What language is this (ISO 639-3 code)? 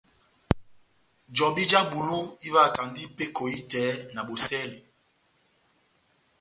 bnm